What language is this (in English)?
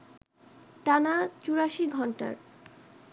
Bangla